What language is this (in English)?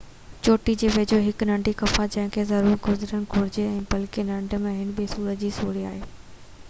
Sindhi